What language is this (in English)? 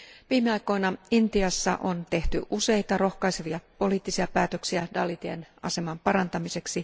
Finnish